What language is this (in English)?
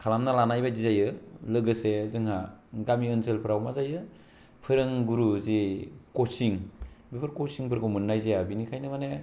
Bodo